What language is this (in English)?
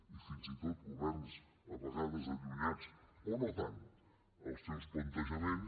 Catalan